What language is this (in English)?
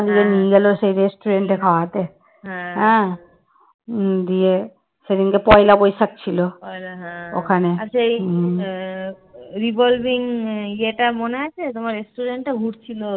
Bangla